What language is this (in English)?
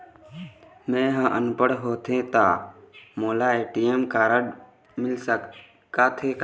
Chhattisgarhi